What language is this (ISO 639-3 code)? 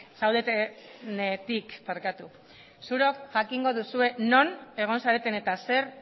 eus